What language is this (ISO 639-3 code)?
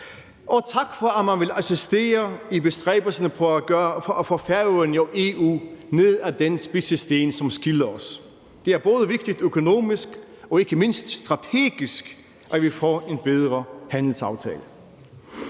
dan